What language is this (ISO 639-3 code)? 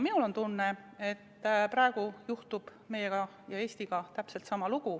est